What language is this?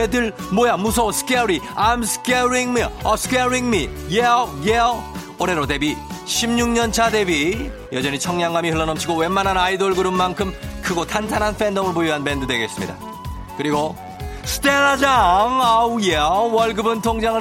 Korean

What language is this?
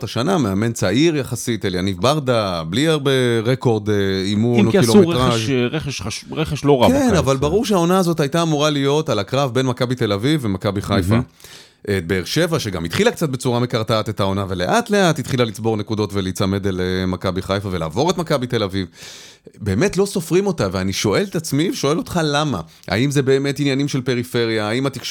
Hebrew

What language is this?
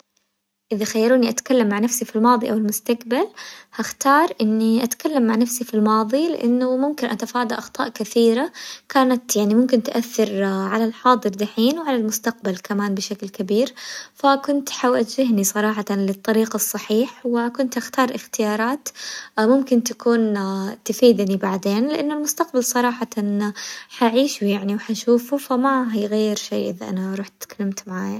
Hijazi Arabic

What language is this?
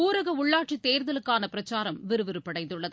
Tamil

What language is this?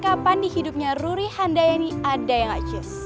Indonesian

